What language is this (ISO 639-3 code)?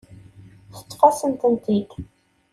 kab